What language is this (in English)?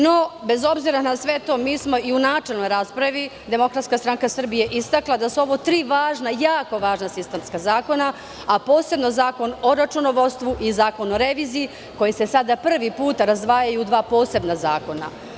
Serbian